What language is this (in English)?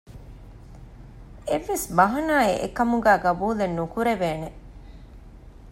Divehi